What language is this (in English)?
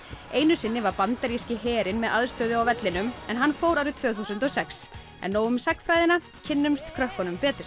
Icelandic